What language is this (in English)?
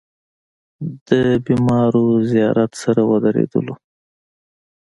Pashto